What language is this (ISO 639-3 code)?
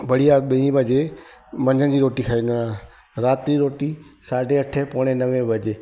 snd